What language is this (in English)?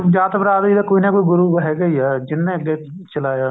Punjabi